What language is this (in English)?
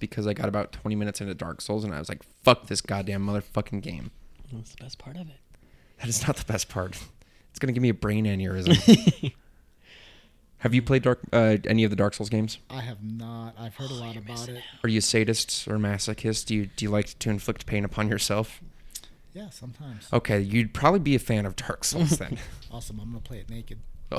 English